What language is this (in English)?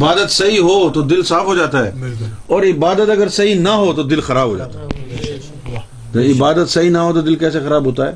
Urdu